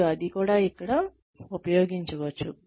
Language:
Telugu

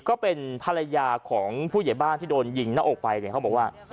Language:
Thai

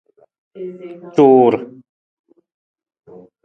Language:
Nawdm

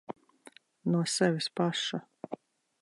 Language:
Latvian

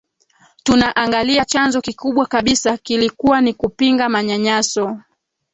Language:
Swahili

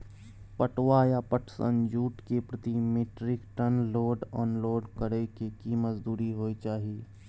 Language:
Maithili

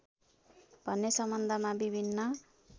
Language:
Nepali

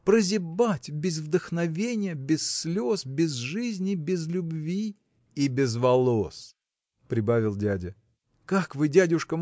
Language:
Russian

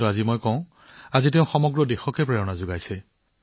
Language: Assamese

